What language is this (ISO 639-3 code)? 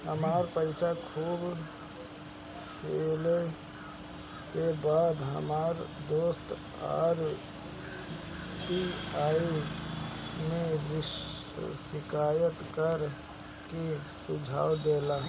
bho